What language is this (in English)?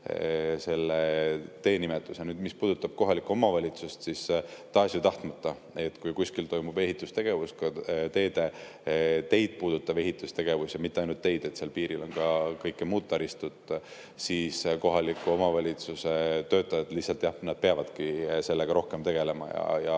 Estonian